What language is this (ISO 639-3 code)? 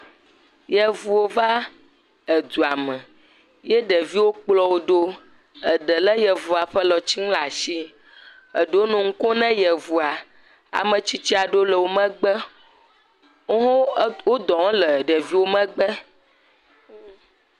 ewe